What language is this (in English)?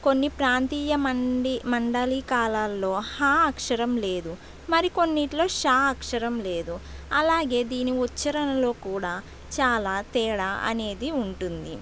Telugu